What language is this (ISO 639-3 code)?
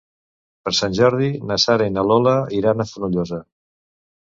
cat